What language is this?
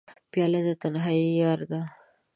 Pashto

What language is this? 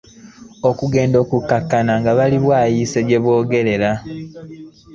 Ganda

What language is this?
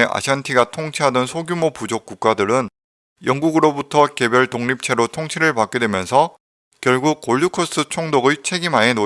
Korean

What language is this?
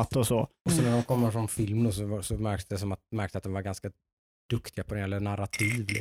Swedish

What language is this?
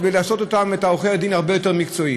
Hebrew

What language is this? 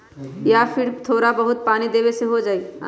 Magahi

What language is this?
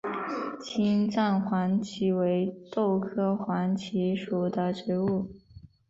Chinese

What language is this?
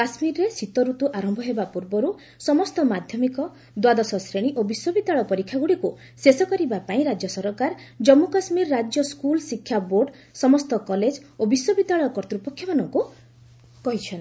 Odia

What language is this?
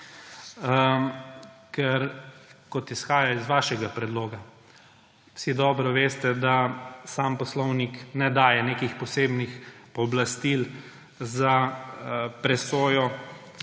Slovenian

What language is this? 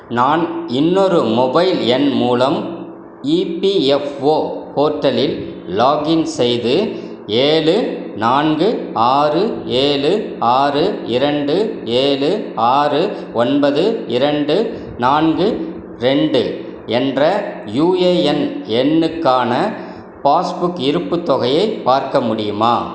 Tamil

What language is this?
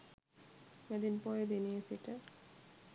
Sinhala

